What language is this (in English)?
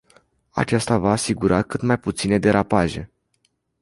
Romanian